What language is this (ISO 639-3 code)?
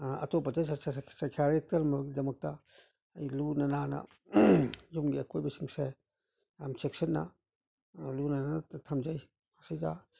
mni